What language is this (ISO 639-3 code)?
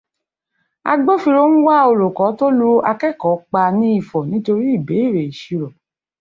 yor